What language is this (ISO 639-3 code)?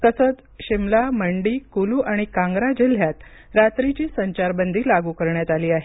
mar